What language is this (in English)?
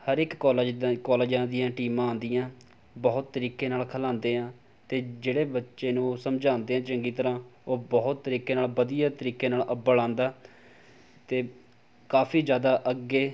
Punjabi